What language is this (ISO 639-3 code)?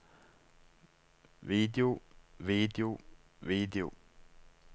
nor